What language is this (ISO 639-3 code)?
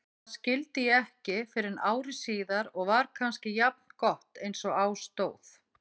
isl